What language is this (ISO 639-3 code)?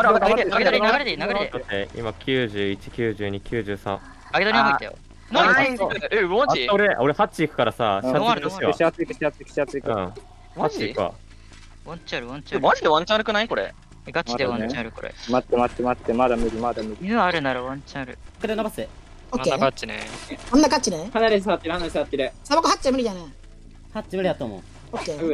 jpn